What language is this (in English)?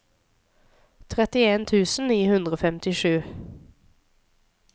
Norwegian